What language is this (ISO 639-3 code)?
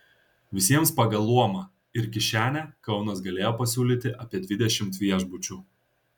lit